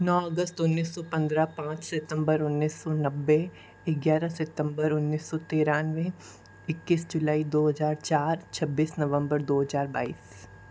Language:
Hindi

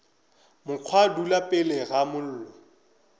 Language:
Northern Sotho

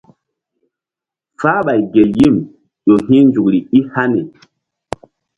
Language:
Mbum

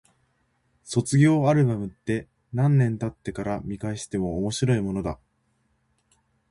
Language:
Japanese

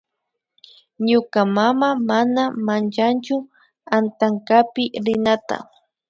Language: Imbabura Highland Quichua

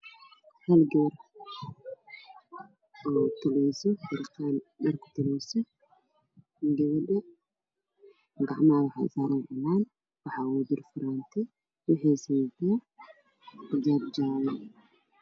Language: Somali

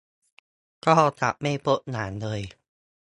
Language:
Thai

